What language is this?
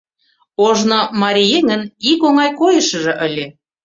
Mari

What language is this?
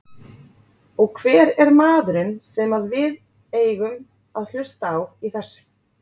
Icelandic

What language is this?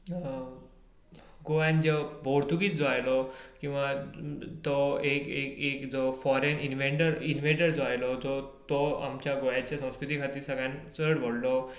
Konkani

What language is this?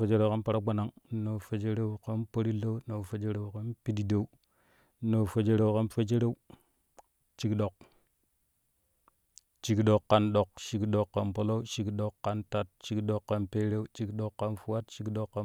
Kushi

